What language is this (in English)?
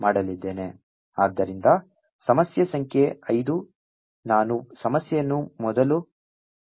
Kannada